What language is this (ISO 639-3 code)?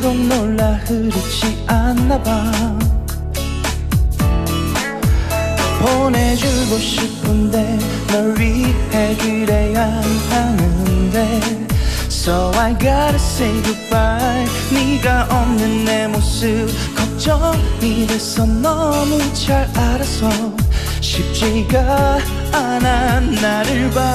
ara